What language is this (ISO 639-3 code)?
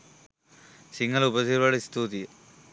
sin